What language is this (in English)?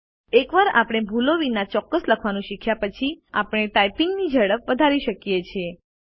Gujarati